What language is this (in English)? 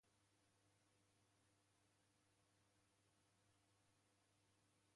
Galician